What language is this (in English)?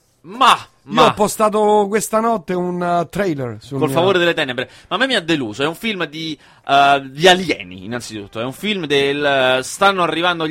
Italian